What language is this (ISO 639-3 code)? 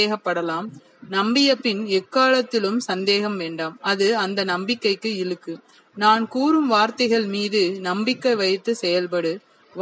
tam